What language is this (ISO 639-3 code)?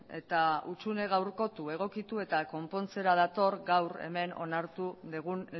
eus